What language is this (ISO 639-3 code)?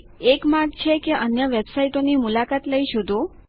guj